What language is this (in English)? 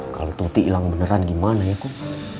Indonesian